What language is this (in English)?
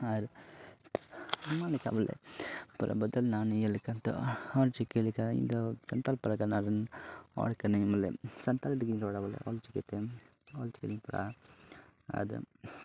Santali